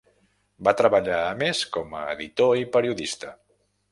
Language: Catalan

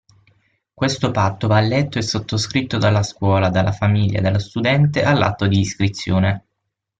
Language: Italian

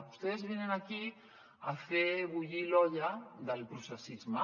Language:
Catalan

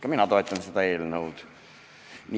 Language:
Estonian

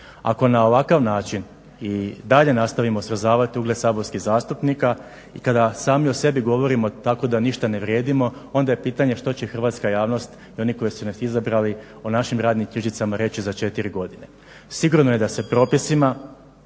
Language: Croatian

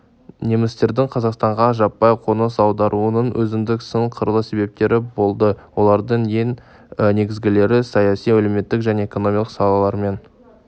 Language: Kazakh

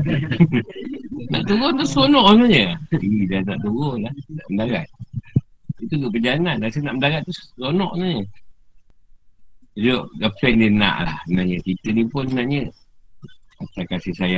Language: Malay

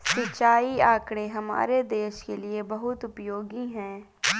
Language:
Hindi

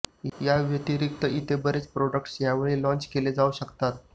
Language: Marathi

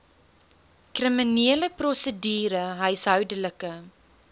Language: Afrikaans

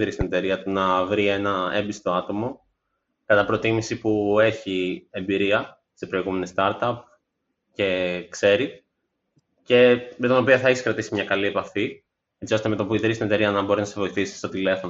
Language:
Greek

